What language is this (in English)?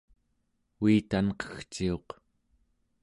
Central Yupik